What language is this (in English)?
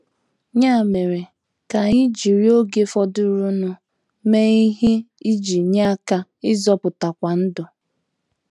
Igbo